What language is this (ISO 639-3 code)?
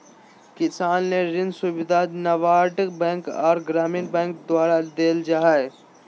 mag